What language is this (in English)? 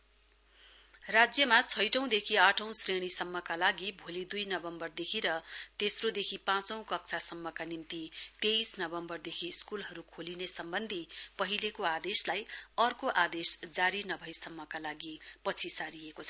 Nepali